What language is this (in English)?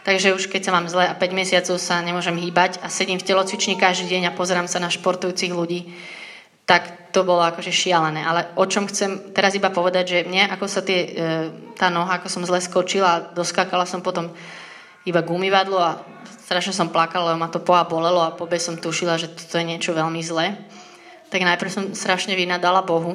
Slovak